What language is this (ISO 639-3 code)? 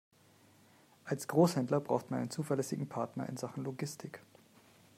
deu